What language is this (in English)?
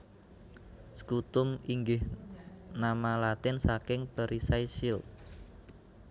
Javanese